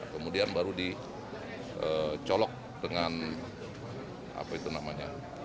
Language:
Indonesian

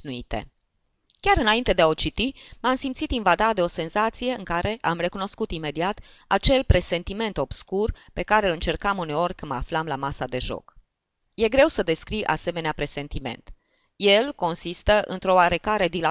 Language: Romanian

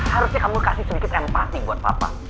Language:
Indonesian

